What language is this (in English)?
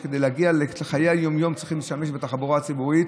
Hebrew